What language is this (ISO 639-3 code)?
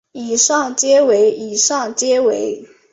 zho